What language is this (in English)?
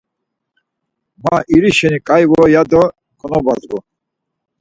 Laz